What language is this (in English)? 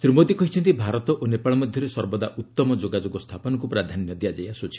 Odia